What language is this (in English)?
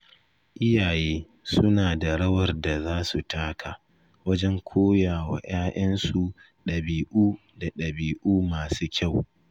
Hausa